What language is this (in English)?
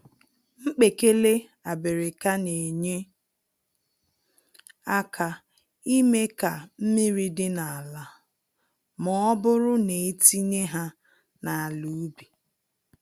Igbo